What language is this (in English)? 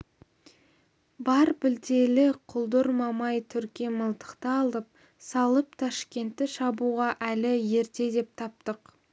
Kazakh